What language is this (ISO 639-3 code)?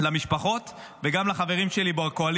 heb